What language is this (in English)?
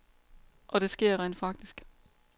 Danish